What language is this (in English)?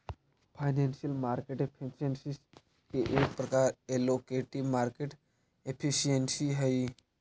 Magahi